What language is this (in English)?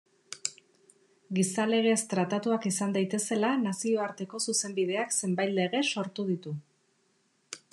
Basque